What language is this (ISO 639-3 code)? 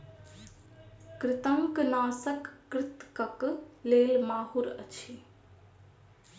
mai